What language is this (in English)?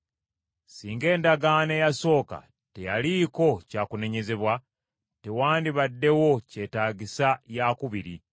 Ganda